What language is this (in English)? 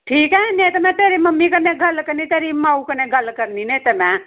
Dogri